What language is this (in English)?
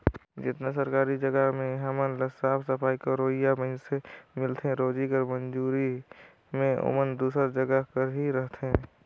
Chhattisgarhi